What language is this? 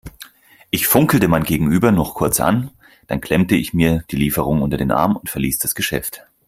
German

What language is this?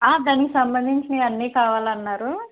Telugu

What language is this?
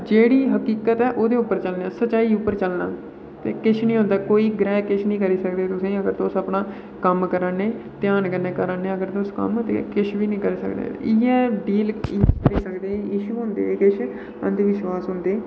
Dogri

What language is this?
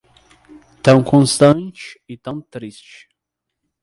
Portuguese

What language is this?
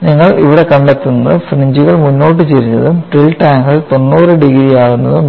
Malayalam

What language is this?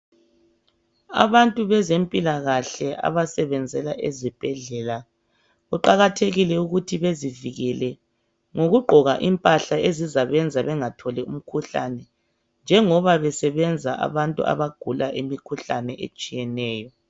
North Ndebele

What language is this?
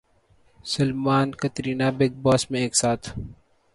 Urdu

